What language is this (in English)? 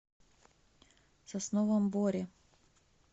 Russian